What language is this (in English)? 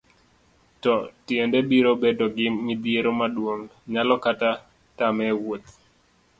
Luo (Kenya and Tanzania)